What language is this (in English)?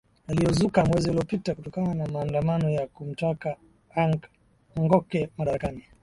Swahili